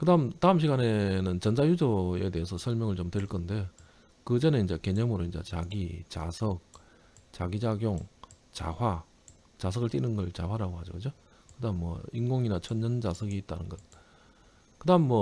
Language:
Korean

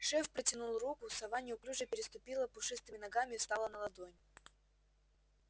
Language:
Russian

